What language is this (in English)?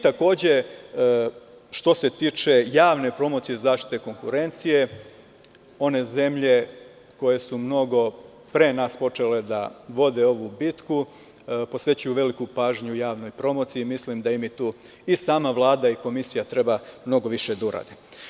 Serbian